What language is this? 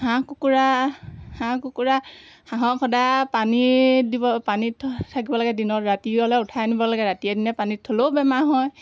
Assamese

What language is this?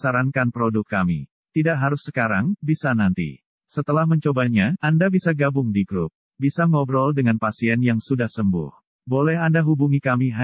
Indonesian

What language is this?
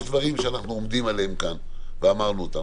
Hebrew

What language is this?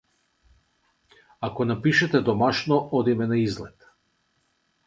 Macedonian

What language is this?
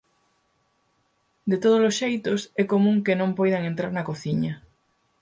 Galician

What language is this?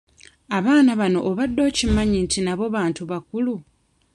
Ganda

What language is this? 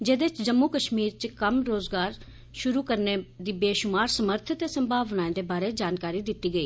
Dogri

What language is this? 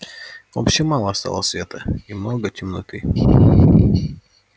Russian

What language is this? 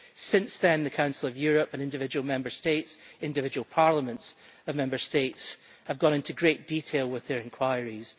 English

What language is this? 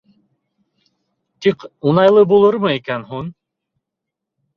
Bashkir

